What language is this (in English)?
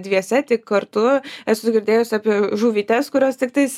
Lithuanian